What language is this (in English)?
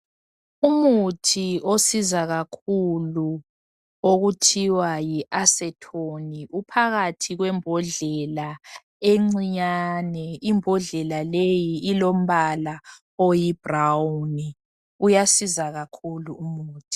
North Ndebele